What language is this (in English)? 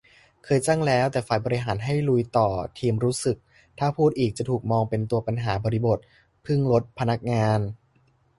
Thai